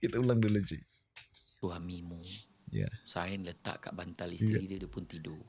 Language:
Malay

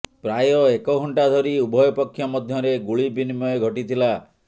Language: Odia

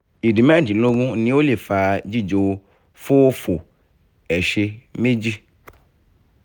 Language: Yoruba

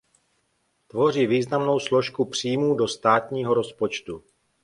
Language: Czech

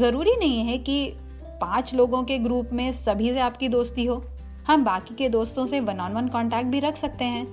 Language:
Hindi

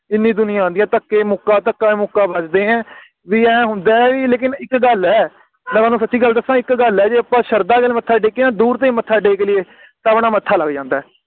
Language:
Punjabi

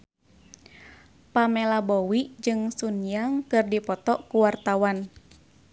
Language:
Sundanese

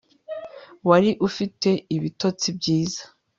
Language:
Kinyarwanda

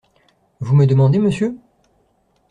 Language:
French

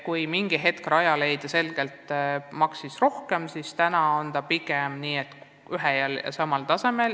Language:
Estonian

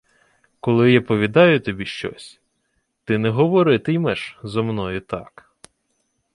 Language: Ukrainian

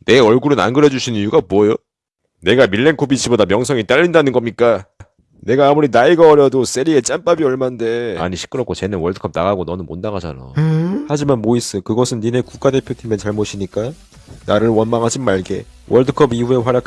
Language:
Korean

